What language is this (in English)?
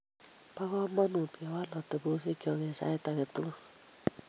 Kalenjin